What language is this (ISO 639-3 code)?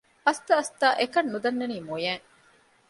div